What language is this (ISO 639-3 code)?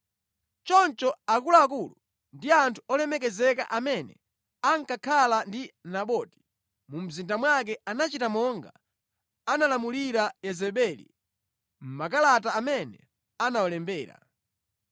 nya